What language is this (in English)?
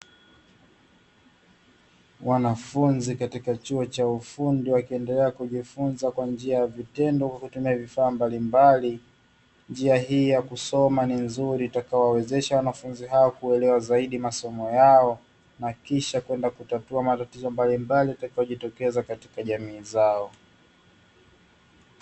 Swahili